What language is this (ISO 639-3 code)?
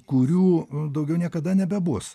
lit